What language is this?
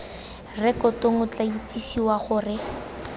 Tswana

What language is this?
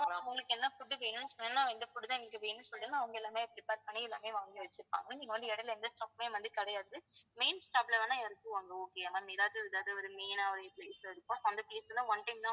Tamil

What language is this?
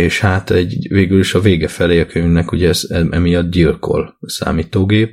Hungarian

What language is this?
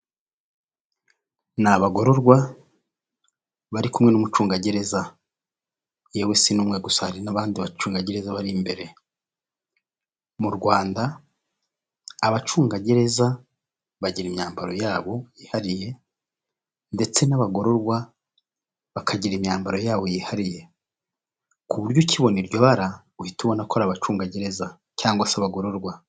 Kinyarwanda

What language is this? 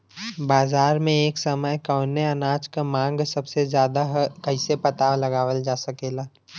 Bhojpuri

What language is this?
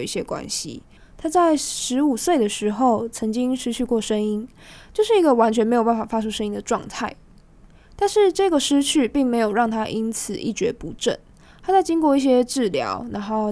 Chinese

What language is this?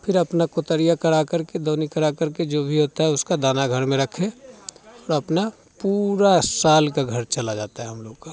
Hindi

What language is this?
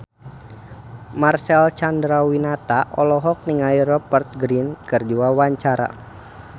Sundanese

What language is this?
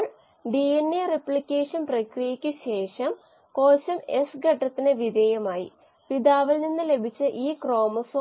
Malayalam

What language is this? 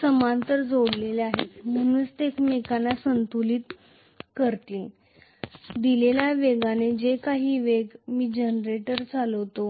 Marathi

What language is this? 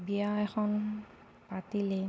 Assamese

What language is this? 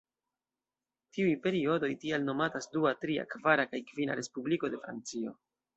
Esperanto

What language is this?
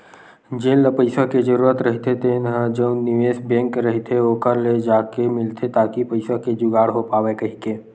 Chhattisgarhi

